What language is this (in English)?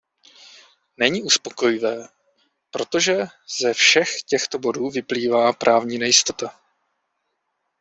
Czech